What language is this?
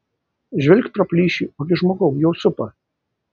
Lithuanian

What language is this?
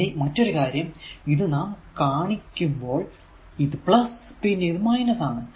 Malayalam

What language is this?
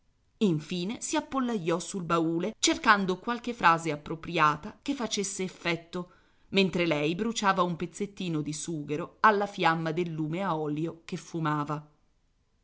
Italian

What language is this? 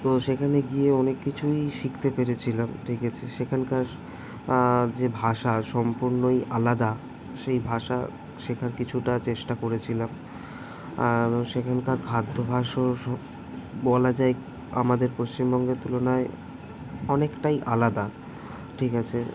Bangla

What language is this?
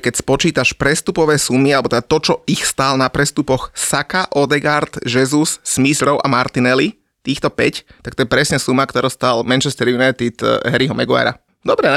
Slovak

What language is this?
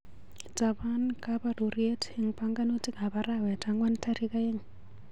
Kalenjin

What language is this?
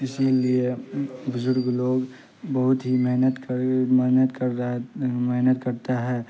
Urdu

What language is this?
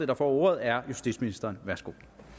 Danish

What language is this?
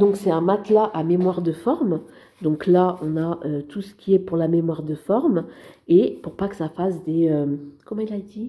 French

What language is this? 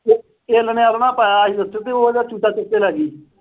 Punjabi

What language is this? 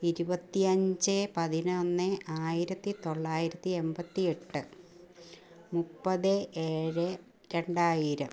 Malayalam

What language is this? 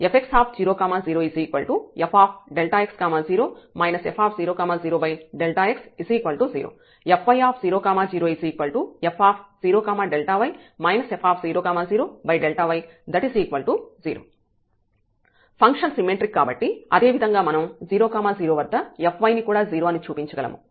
Telugu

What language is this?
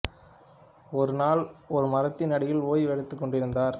Tamil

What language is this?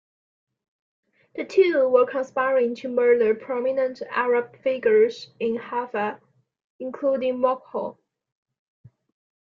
English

